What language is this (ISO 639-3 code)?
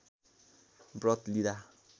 nep